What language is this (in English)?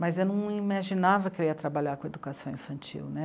Portuguese